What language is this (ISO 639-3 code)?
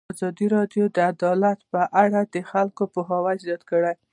pus